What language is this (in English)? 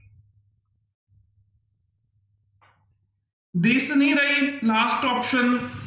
Punjabi